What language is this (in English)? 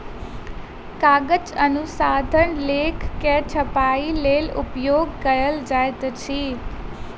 Maithili